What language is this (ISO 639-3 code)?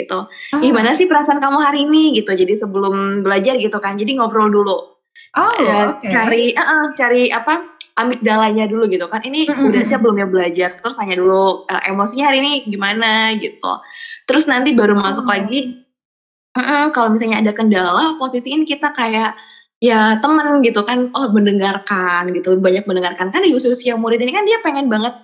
ind